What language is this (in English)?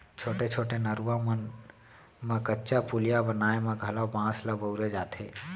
Chhattisgarhi